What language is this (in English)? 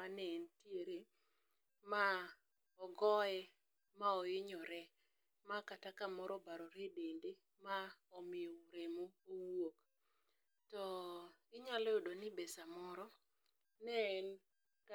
Luo (Kenya and Tanzania)